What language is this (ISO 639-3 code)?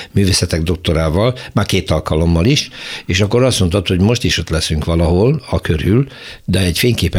hun